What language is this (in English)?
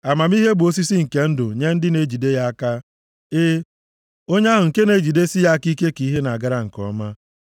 Igbo